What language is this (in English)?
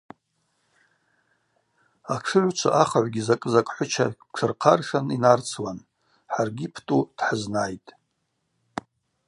Abaza